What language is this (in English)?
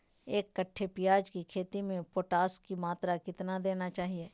Magahi